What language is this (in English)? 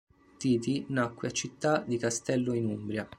Italian